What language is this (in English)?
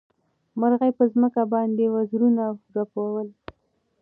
Pashto